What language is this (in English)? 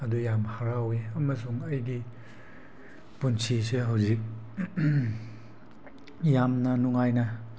Manipuri